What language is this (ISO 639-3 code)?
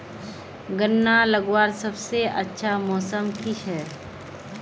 mag